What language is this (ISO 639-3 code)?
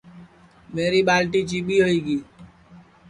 ssi